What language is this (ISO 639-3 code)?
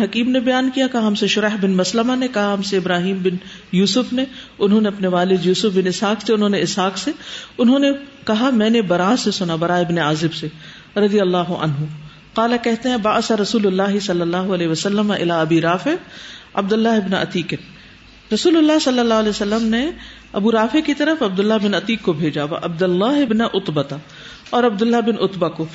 urd